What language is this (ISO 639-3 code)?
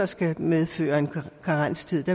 dan